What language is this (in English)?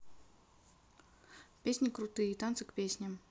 Russian